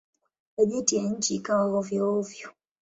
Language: Swahili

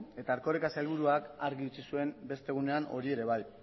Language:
Basque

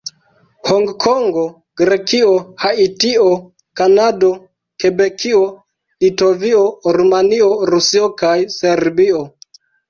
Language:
Esperanto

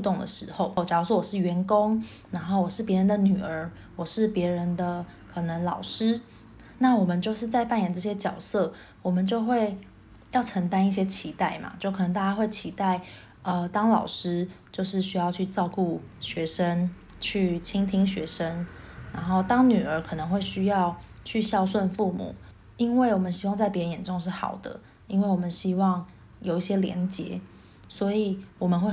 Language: Chinese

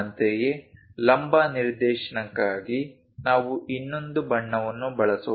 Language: Kannada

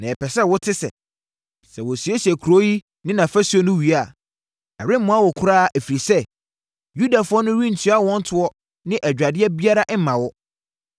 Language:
Akan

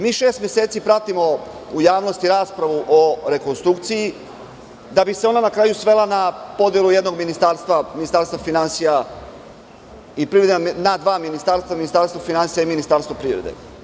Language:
Serbian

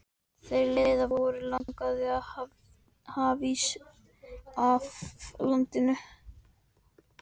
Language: Icelandic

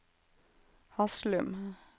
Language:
Norwegian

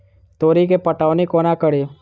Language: Maithili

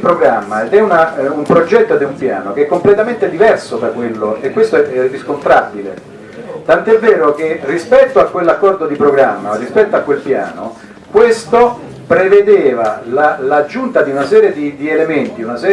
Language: Italian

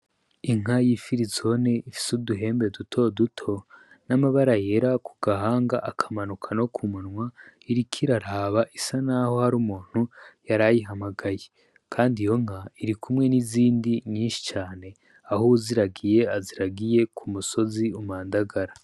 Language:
Rundi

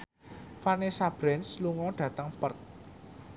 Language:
Javanese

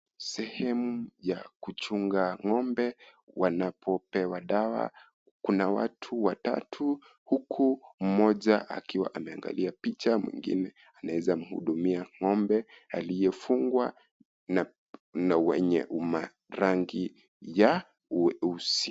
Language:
Swahili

